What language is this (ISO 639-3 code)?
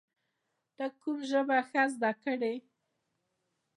pus